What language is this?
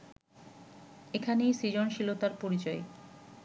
Bangla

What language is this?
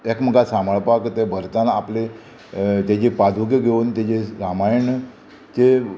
Konkani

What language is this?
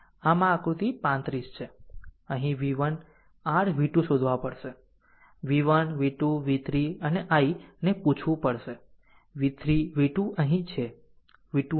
Gujarati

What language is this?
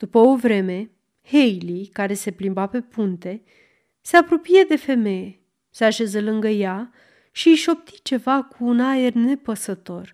Romanian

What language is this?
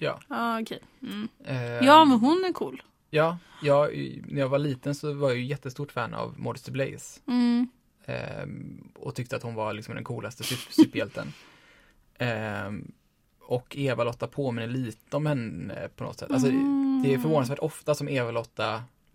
Swedish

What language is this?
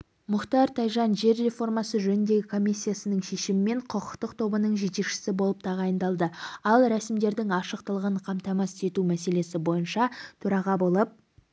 Kazakh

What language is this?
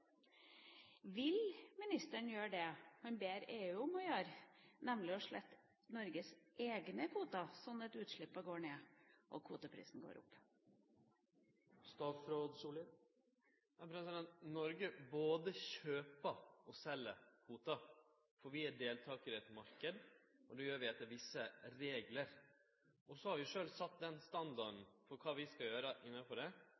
Norwegian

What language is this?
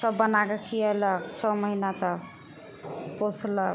Maithili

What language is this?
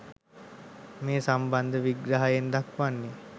Sinhala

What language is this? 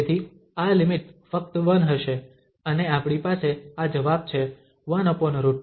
Gujarati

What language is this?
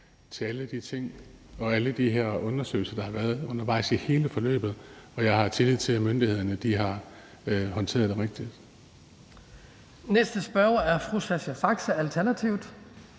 Danish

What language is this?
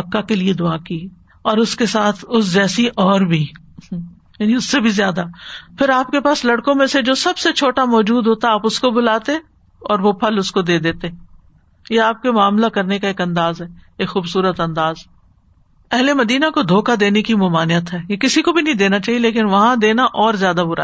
Urdu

